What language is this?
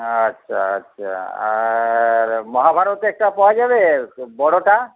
Bangla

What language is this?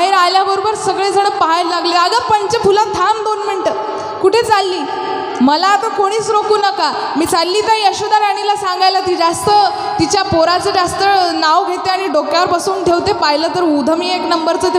Hindi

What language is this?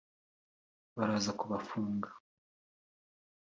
Kinyarwanda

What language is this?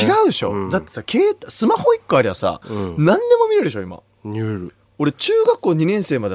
Japanese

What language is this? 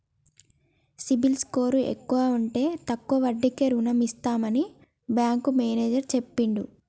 Telugu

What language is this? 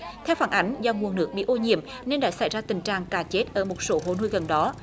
Vietnamese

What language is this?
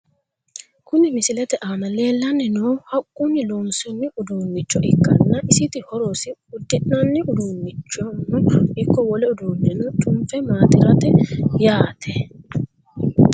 Sidamo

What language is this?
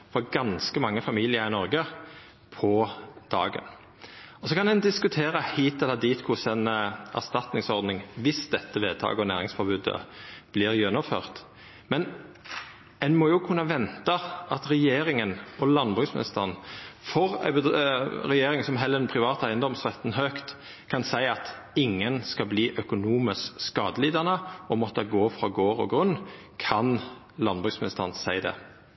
Norwegian Nynorsk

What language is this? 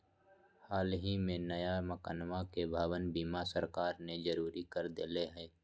Magahi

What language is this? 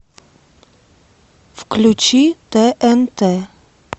Russian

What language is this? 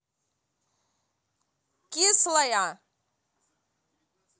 Russian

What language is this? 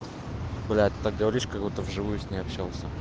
Russian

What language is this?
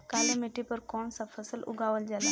Bhojpuri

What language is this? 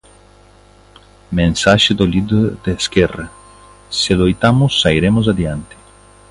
Galician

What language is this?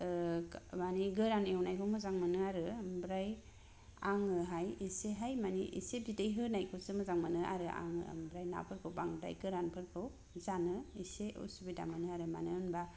Bodo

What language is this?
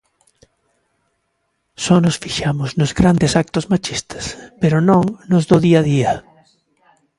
Galician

